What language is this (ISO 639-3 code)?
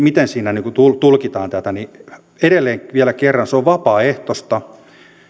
fin